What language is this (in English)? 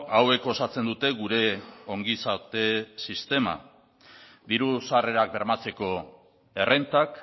Basque